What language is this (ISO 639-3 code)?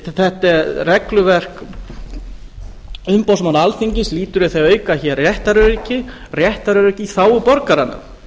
isl